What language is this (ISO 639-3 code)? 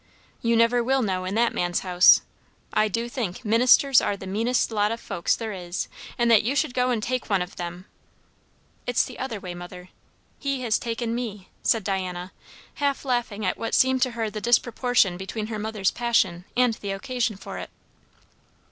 eng